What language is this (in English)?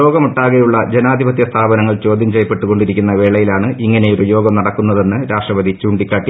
Malayalam